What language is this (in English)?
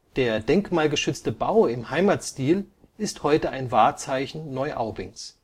German